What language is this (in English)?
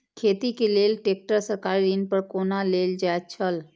Maithili